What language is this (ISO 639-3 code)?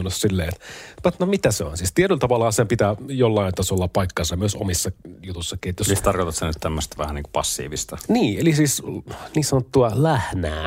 fin